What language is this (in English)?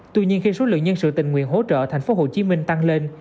Vietnamese